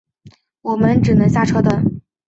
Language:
Chinese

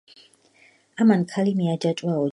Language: Georgian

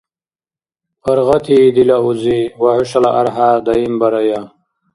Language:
Dargwa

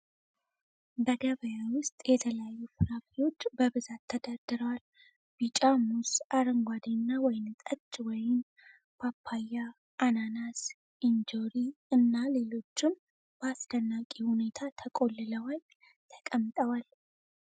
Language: Amharic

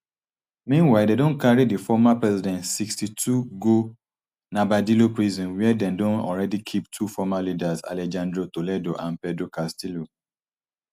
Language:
Nigerian Pidgin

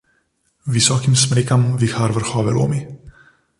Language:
Slovenian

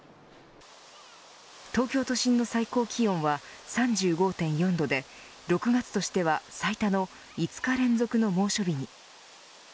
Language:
Japanese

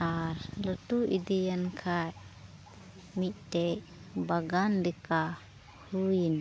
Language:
Santali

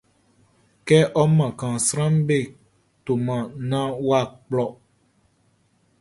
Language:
Baoulé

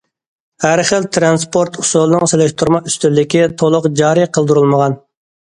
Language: Uyghur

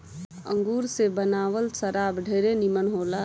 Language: Bhojpuri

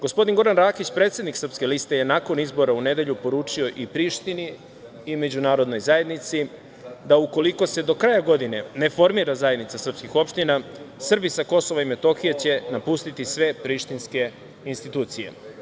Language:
Serbian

